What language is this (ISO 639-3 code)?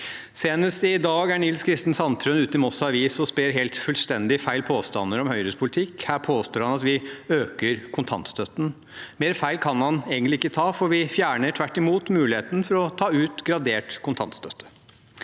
nor